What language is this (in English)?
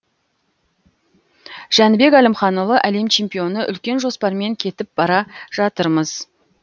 Kazakh